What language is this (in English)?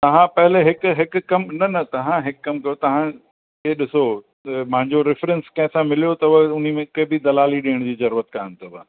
Sindhi